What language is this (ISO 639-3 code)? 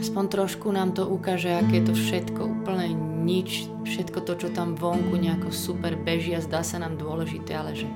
slk